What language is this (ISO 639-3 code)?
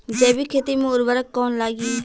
bho